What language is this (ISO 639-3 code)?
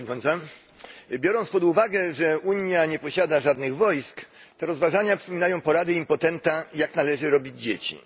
pol